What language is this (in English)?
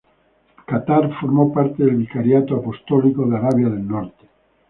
Spanish